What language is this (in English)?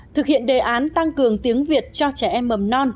Vietnamese